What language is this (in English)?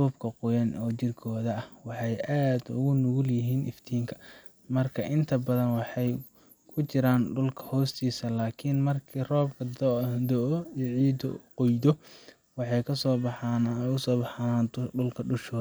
Somali